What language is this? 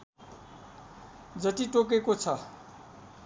Nepali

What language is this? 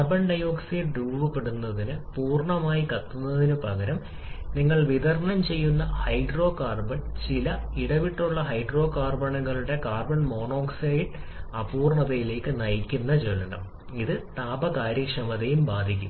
Malayalam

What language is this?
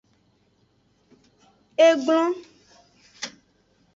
Aja (Benin)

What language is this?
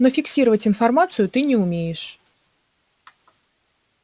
Russian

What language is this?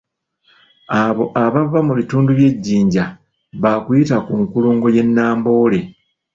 Ganda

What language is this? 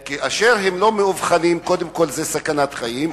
Hebrew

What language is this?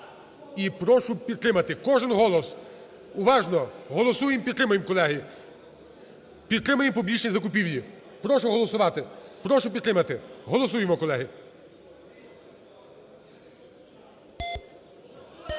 Ukrainian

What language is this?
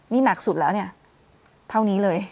Thai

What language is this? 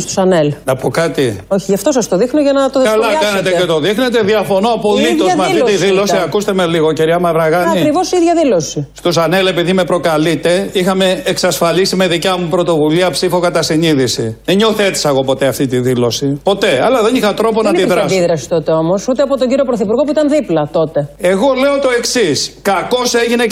Greek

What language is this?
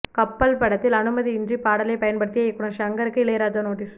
Tamil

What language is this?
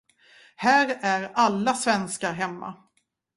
Swedish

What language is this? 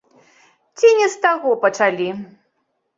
Belarusian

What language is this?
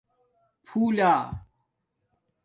Domaaki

